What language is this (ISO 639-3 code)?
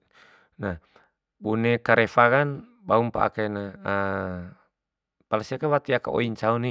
bhp